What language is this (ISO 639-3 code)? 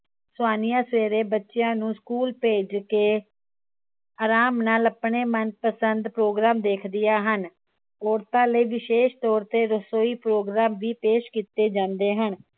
pan